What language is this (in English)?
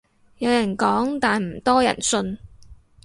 Cantonese